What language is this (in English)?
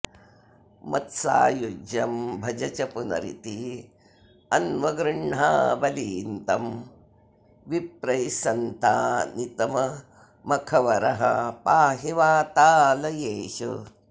Sanskrit